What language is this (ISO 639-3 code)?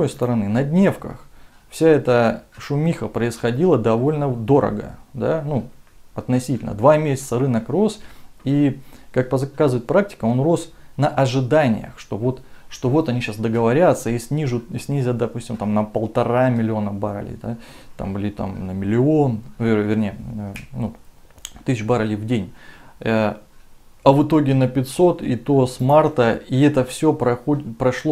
rus